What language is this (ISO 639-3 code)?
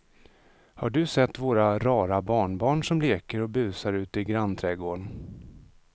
swe